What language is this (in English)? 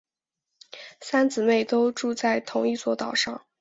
Chinese